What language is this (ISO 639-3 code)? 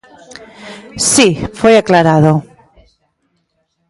glg